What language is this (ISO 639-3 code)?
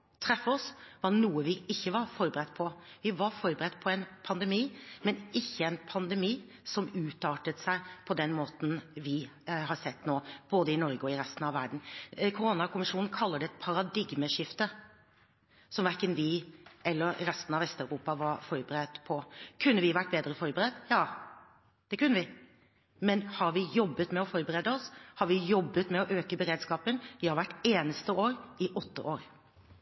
nob